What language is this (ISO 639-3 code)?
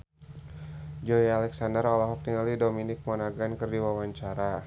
sun